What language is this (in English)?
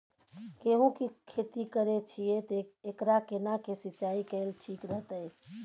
Maithili